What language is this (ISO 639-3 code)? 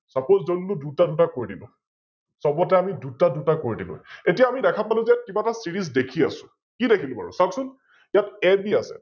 asm